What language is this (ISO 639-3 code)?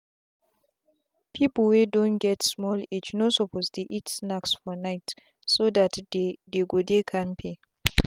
pcm